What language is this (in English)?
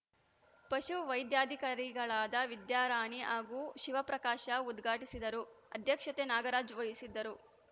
Kannada